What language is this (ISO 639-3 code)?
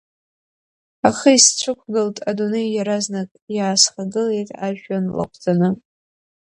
abk